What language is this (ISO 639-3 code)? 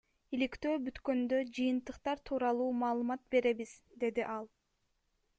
kir